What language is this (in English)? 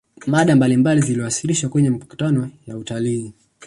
Swahili